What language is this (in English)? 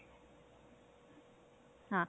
Punjabi